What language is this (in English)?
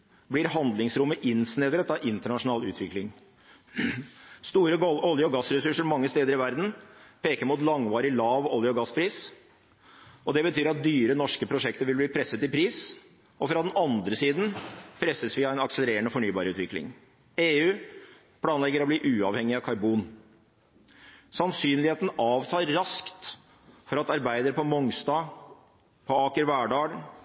Norwegian Bokmål